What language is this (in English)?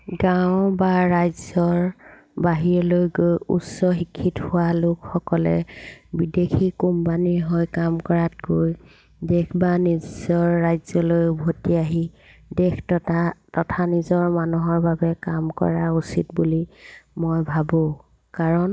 Assamese